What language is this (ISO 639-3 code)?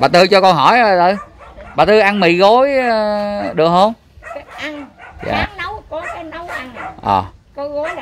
vie